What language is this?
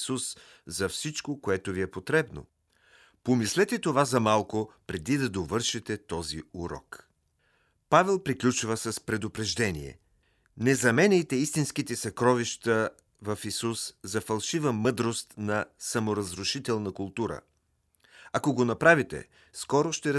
Bulgarian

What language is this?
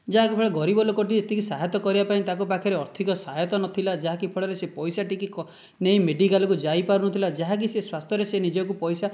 Odia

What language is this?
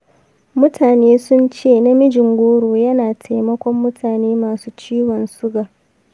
Hausa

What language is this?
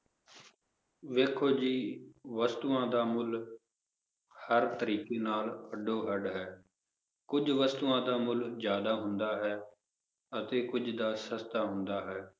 Punjabi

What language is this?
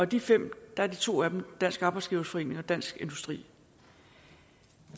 Danish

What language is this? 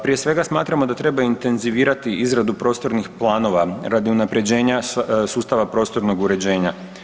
Croatian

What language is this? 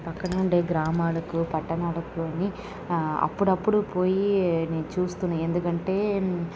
Telugu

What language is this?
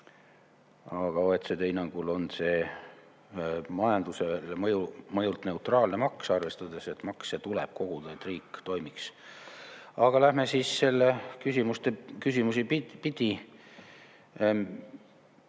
Estonian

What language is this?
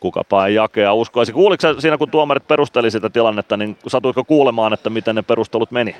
Finnish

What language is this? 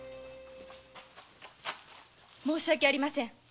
Japanese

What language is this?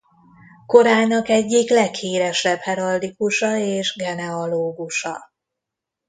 Hungarian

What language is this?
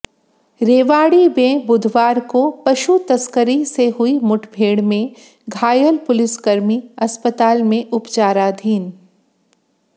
Hindi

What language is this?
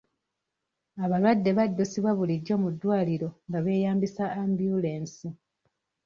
Ganda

